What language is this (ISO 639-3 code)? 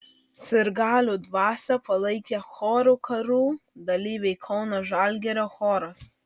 lit